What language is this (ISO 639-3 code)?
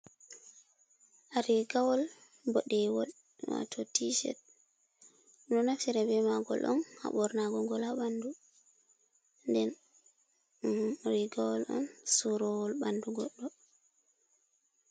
ful